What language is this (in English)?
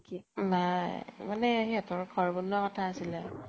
Assamese